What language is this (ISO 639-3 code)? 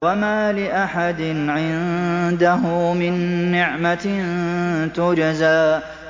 ara